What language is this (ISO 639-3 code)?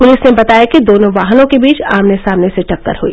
hin